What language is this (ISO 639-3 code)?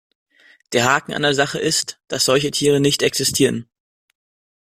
deu